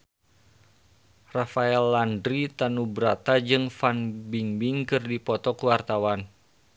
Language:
Sundanese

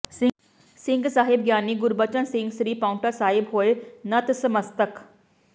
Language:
Punjabi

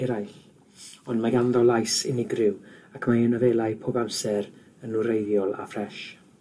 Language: Welsh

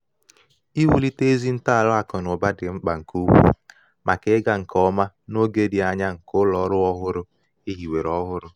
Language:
Igbo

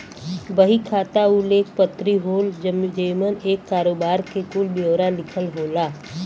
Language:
Bhojpuri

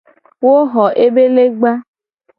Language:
Gen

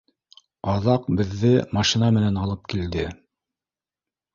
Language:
Bashkir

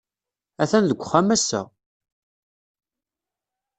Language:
Kabyle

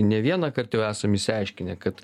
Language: Lithuanian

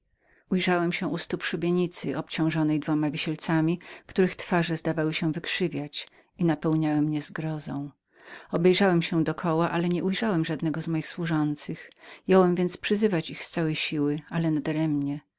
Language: Polish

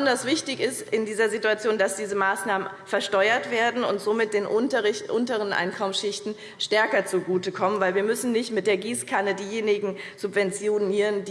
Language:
German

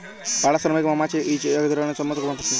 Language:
Bangla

